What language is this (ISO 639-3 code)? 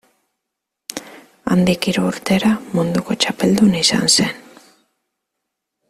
eus